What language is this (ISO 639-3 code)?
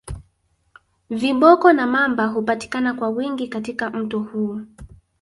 swa